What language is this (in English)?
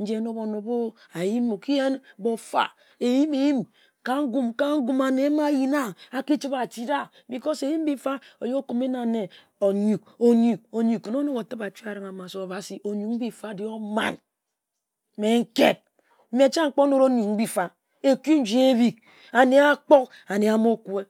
Ejagham